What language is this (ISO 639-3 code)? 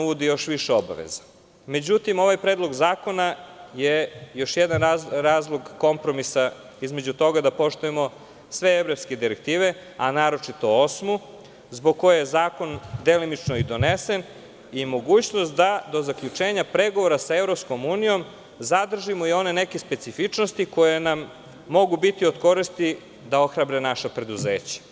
srp